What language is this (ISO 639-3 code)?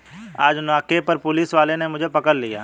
hin